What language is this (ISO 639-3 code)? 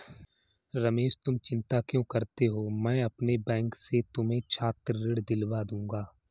hin